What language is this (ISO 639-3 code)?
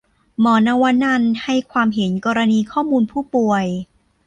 tha